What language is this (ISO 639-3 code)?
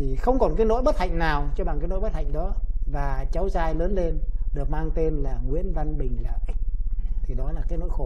vie